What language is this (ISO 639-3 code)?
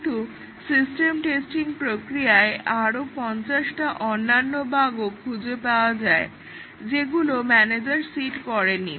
ben